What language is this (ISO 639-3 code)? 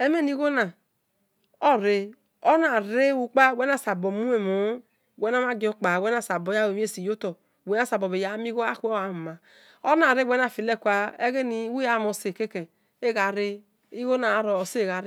ish